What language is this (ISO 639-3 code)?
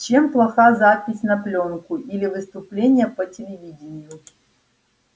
rus